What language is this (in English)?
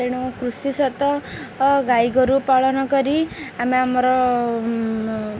Odia